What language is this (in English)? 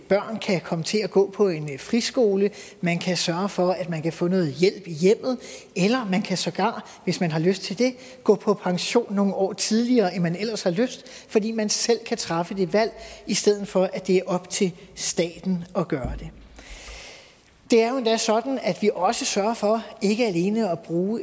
Danish